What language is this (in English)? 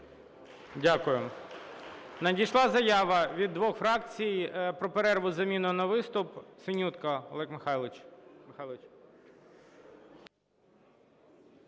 Ukrainian